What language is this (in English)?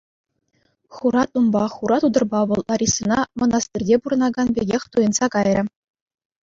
Chuvash